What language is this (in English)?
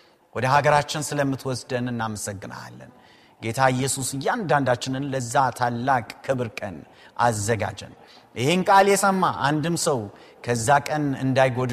Amharic